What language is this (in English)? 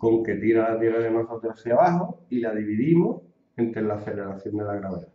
Spanish